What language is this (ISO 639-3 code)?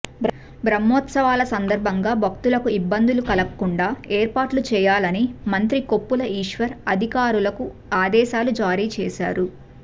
tel